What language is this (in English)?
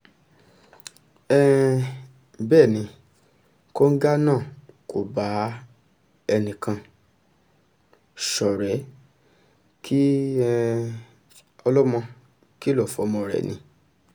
Yoruba